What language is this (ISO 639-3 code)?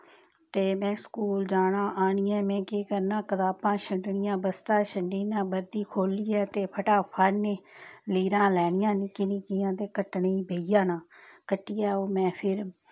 doi